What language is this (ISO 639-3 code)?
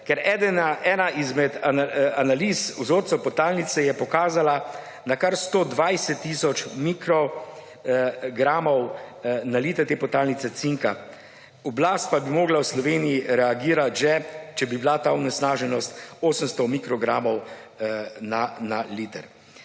slv